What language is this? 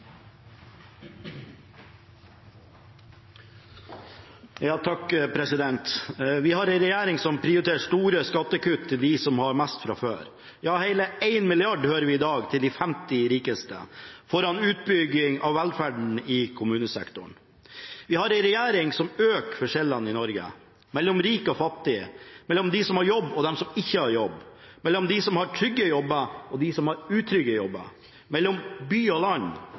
Norwegian Bokmål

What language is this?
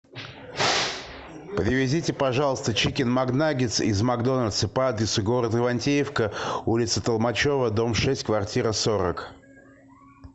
Russian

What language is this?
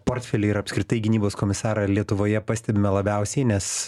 Lithuanian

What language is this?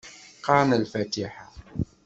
Kabyle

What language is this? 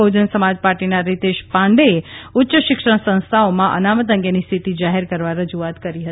Gujarati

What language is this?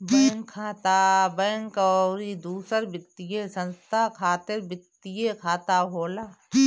Bhojpuri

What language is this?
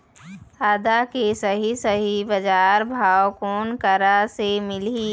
Chhattisgarhi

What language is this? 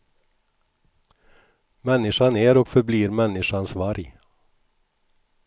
Swedish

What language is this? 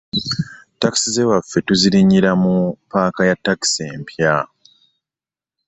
Ganda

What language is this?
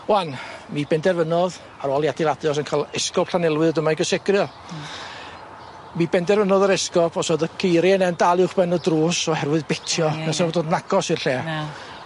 Welsh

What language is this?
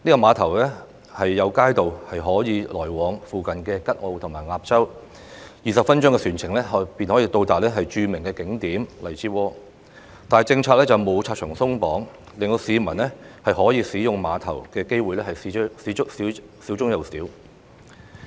Cantonese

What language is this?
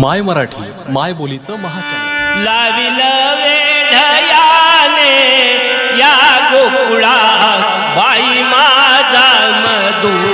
Marathi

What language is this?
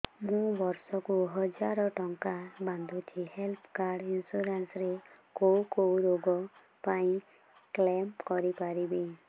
Odia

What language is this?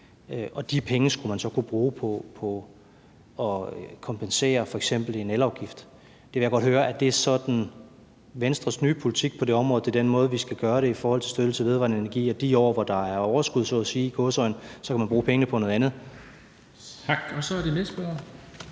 Danish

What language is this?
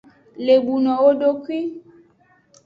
Aja (Benin)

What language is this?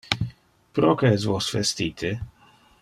Interlingua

